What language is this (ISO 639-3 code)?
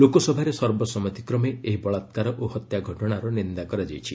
ori